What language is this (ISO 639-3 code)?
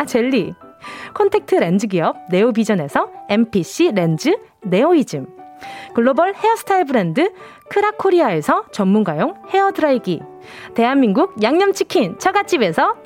kor